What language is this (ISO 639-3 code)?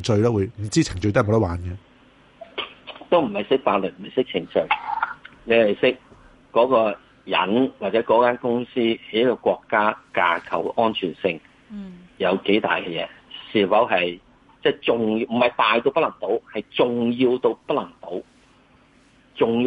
zho